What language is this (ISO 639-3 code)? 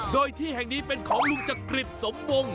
tha